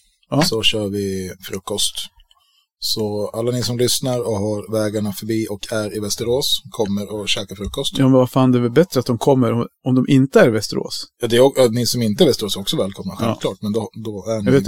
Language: Swedish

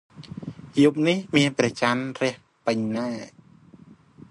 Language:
Khmer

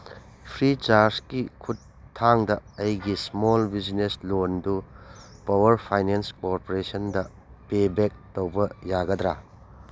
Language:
Manipuri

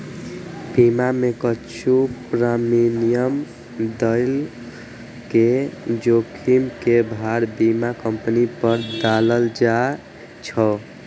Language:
Maithili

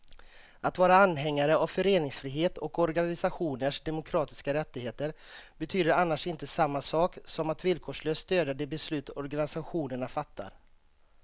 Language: Swedish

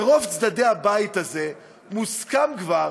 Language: Hebrew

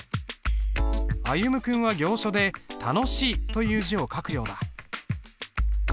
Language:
Japanese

